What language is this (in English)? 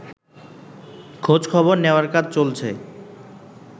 Bangla